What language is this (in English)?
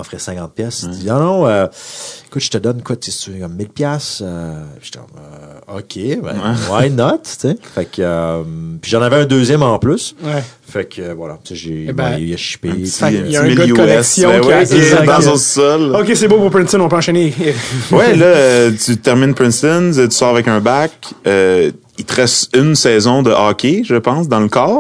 French